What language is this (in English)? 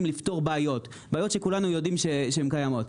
Hebrew